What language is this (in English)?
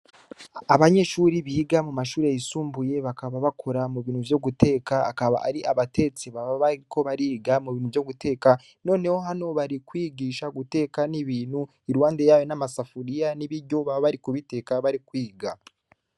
Rundi